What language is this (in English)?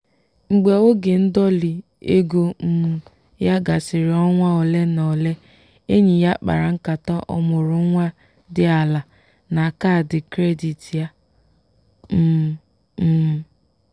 Igbo